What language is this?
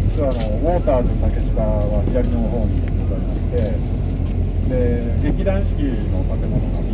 Japanese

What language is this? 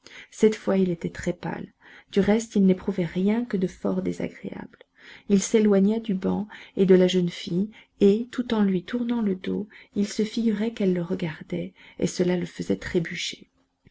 French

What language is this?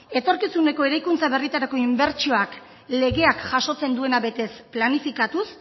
Basque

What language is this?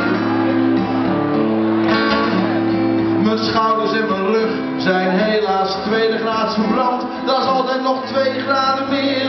Dutch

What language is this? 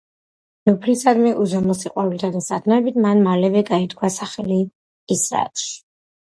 Georgian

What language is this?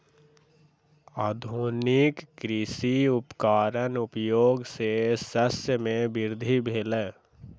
Maithili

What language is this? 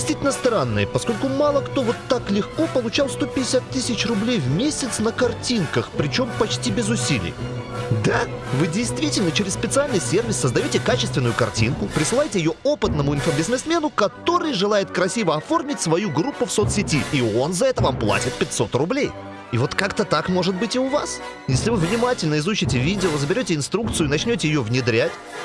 Russian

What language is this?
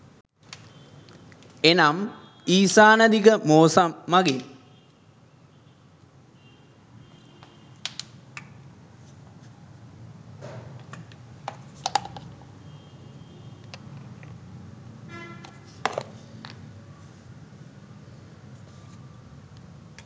Sinhala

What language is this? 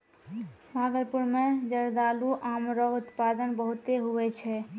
Maithili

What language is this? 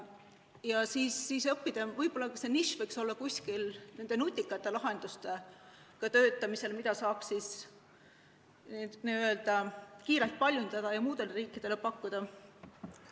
Estonian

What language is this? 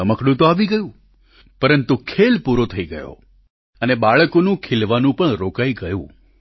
Gujarati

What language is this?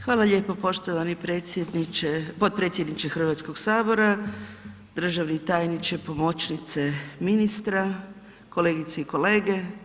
Croatian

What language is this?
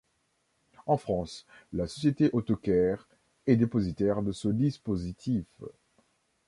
French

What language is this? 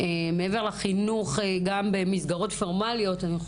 Hebrew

